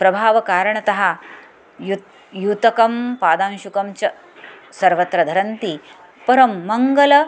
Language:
Sanskrit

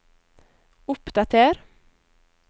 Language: Norwegian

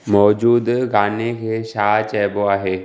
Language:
Sindhi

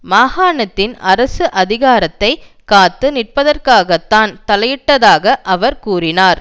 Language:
Tamil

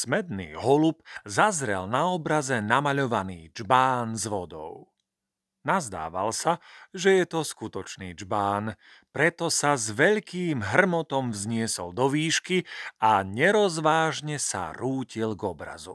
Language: Slovak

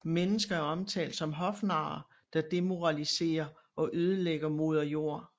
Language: Danish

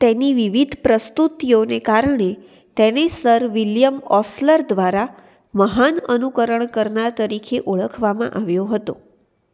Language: Gujarati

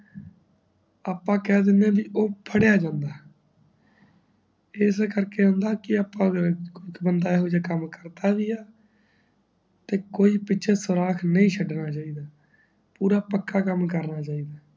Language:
Punjabi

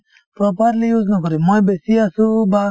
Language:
Assamese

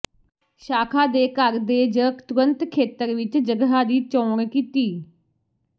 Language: Punjabi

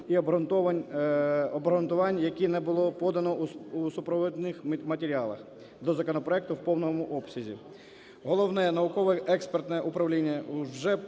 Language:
Ukrainian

